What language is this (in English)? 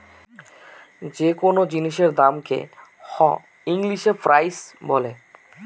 Bangla